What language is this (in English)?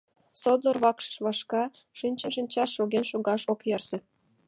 Mari